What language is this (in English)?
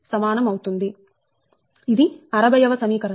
Telugu